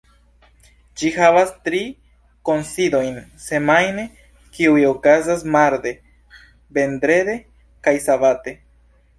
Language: Esperanto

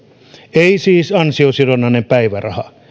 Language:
Finnish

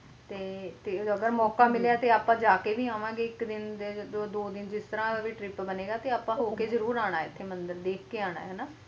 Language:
Punjabi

